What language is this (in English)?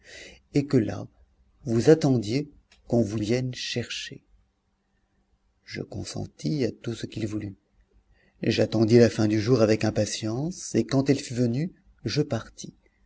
French